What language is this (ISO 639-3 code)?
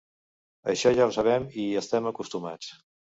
cat